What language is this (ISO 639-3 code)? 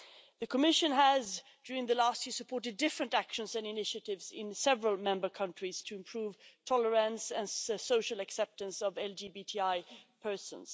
eng